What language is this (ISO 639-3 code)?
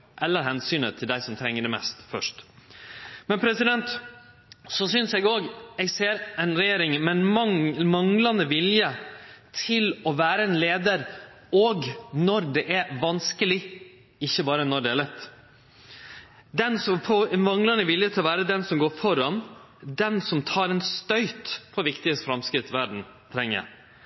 nno